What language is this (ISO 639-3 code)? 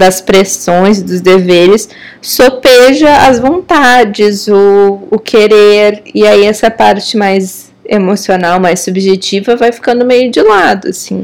por